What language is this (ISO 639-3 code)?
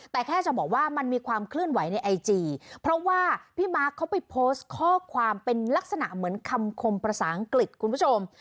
tha